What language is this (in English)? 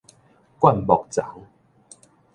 Min Nan Chinese